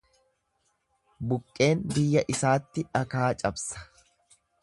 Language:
Oromo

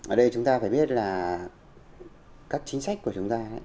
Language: Vietnamese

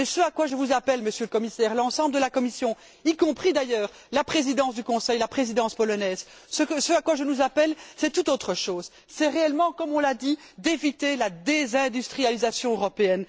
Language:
French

